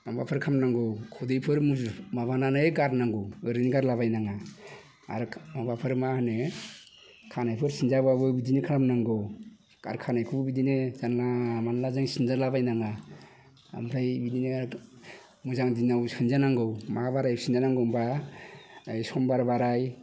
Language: Bodo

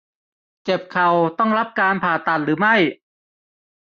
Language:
Thai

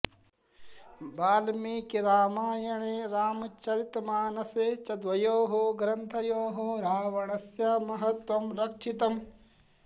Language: Sanskrit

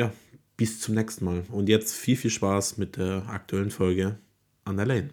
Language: German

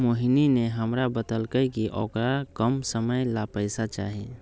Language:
Magahi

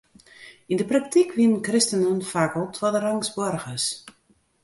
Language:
Western Frisian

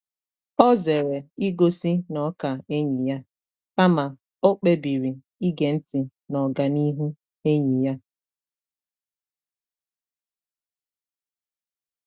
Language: Igbo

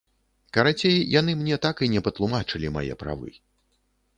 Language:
Belarusian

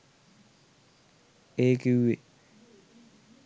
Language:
Sinhala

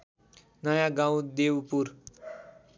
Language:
Nepali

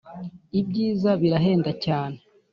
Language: Kinyarwanda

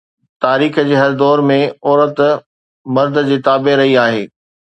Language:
Sindhi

